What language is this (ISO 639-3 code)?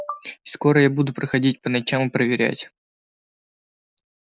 rus